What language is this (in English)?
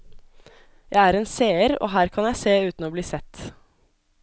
Norwegian